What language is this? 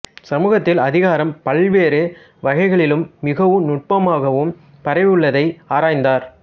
Tamil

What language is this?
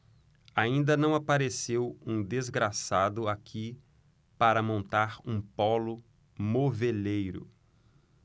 Portuguese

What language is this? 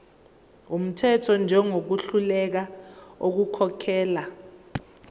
Zulu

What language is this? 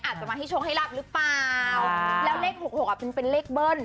Thai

